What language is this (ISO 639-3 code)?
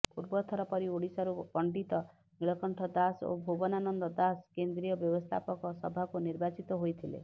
ori